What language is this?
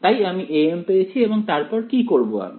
Bangla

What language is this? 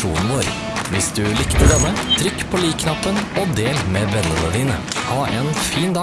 Norwegian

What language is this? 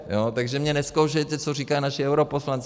Czech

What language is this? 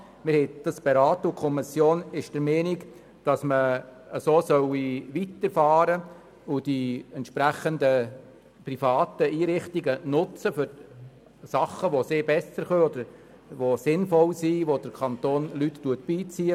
Swiss German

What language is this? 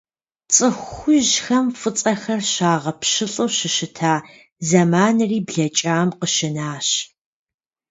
Kabardian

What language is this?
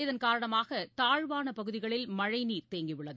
Tamil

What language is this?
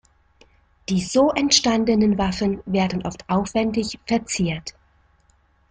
German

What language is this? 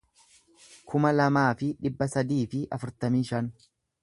Oromo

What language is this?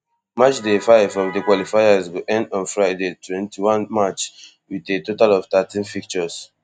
Nigerian Pidgin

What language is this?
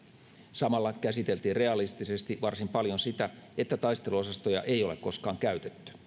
Finnish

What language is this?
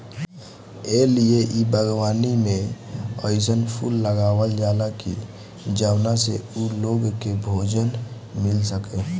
Bhojpuri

